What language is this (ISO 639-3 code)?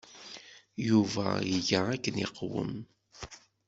kab